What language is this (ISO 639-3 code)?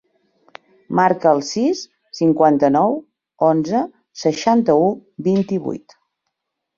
cat